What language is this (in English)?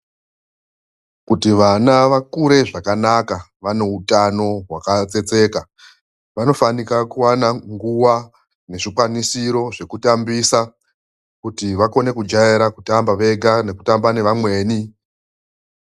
Ndau